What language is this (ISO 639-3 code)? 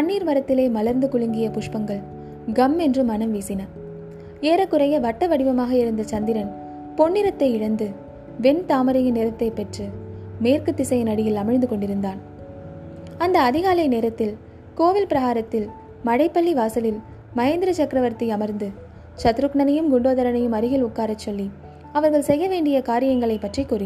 tam